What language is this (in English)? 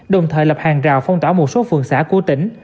Vietnamese